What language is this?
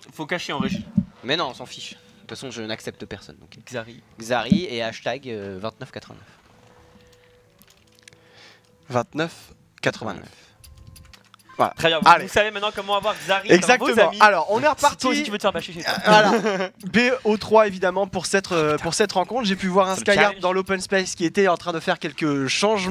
French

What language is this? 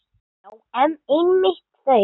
Icelandic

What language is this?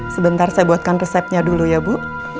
Indonesian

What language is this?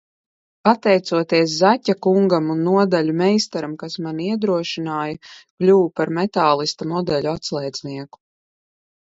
Latvian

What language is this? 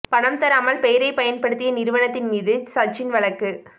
Tamil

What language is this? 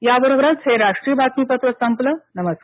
Marathi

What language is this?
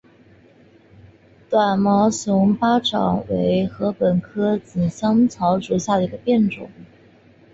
Chinese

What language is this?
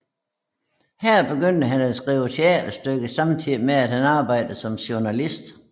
Danish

